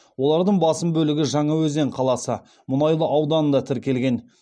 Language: Kazakh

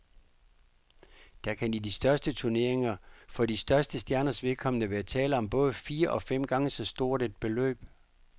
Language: Danish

